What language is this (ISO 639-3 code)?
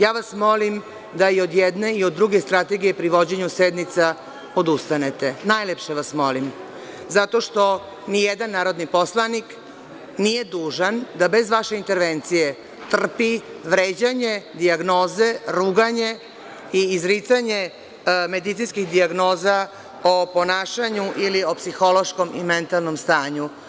srp